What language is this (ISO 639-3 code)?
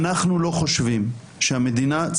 heb